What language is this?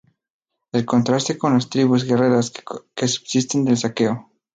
Spanish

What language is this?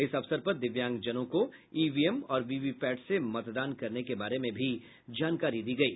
Hindi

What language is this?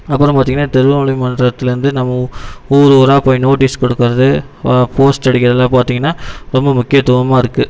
Tamil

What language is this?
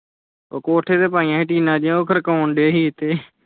Punjabi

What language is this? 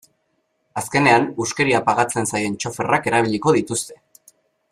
Basque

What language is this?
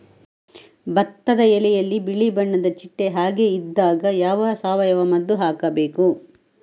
Kannada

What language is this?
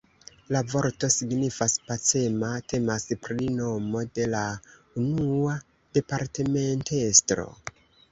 Esperanto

